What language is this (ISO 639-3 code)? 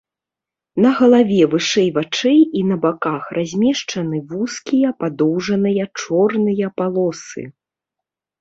bel